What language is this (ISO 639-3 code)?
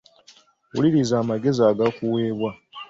lug